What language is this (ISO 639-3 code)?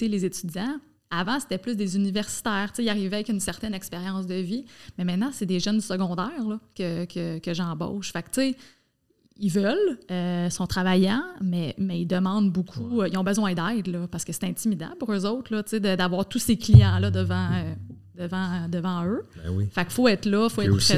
fra